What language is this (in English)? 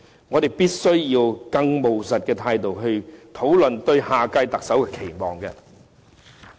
Cantonese